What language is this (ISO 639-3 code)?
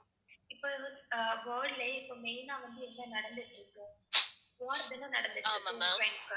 tam